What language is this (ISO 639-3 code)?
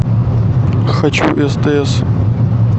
rus